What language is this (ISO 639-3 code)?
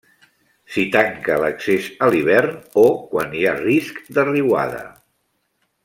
cat